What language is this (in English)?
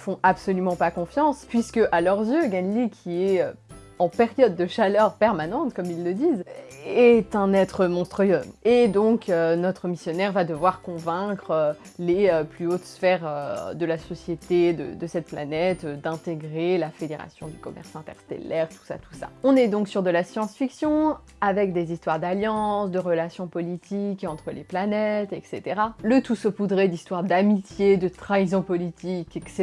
French